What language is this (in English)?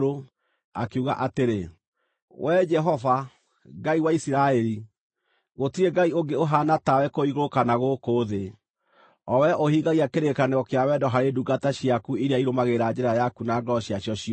Kikuyu